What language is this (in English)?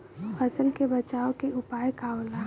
Bhojpuri